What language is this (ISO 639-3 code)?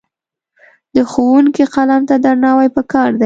pus